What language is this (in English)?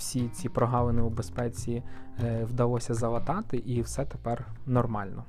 Ukrainian